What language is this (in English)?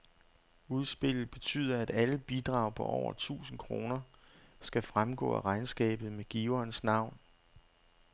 Danish